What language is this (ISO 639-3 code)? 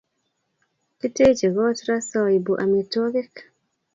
kln